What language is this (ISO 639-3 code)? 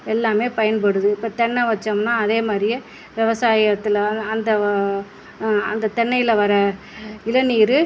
tam